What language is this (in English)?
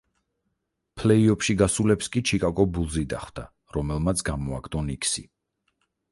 Georgian